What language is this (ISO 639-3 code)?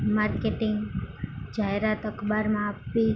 guj